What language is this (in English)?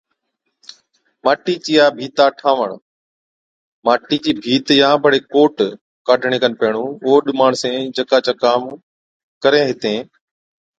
Od